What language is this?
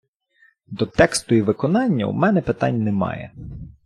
Ukrainian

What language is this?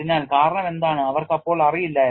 Malayalam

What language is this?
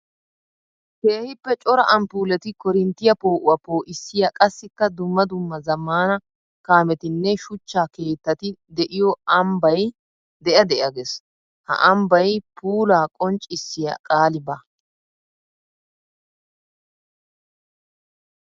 Wolaytta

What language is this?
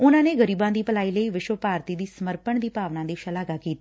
Punjabi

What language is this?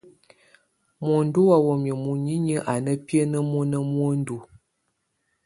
Tunen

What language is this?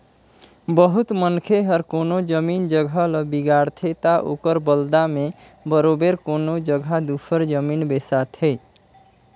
Chhattisgarhi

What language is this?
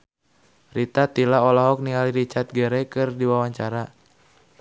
Sundanese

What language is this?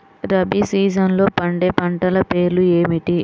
Telugu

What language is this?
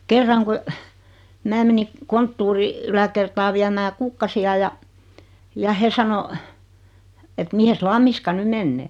Finnish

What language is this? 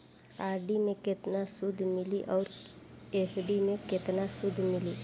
Bhojpuri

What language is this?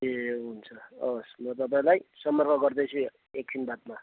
Nepali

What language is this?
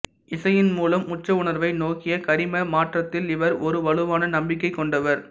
Tamil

